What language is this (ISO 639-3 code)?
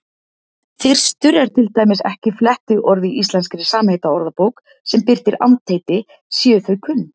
isl